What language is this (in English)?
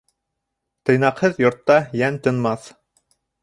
Bashkir